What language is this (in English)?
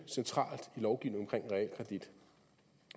Danish